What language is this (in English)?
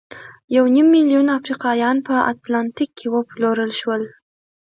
Pashto